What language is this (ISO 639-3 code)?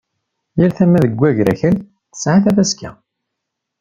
kab